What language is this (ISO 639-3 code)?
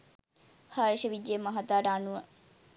sin